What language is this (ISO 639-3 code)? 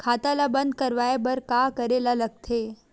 hne